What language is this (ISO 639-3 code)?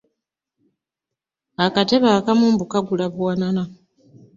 lug